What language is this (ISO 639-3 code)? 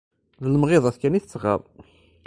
kab